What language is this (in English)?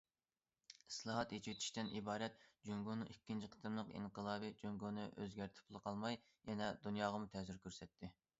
Uyghur